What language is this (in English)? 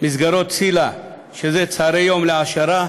Hebrew